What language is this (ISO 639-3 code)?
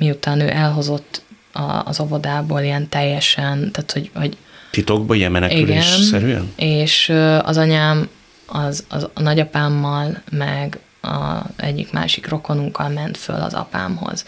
hun